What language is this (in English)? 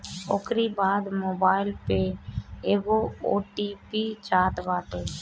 Bhojpuri